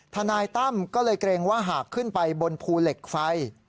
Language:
Thai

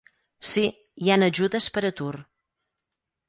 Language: Catalan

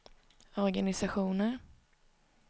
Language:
Swedish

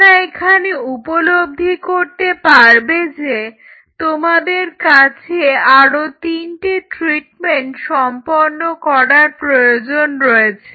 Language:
Bangla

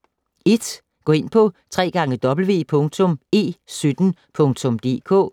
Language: Danish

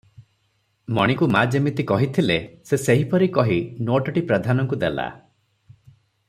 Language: Odia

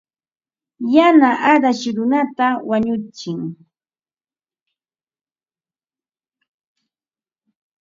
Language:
Ambo-Pasco Quechua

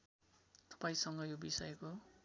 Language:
Nepali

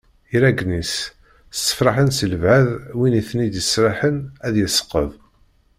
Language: Kabyle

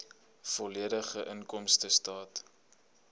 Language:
Afrikaans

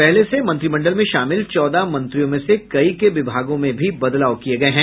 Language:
Hindi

